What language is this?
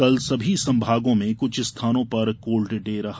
Hindi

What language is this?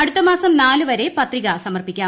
Malayalam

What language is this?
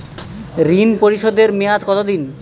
Bangla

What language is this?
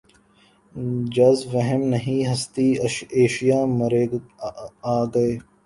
Urdu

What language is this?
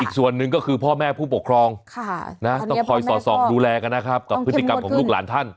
Thai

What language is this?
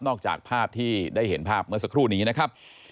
Thai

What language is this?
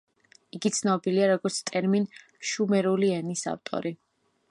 Georgian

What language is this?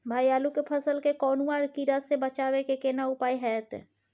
Maithili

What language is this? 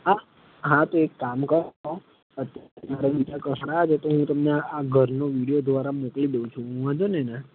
Gujarati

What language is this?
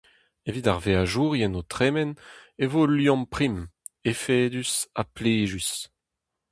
Breton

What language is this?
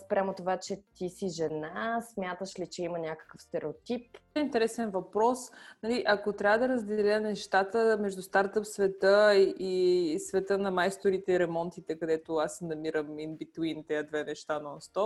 Bulgarian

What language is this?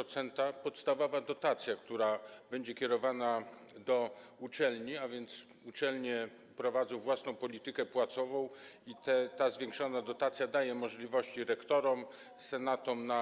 Polish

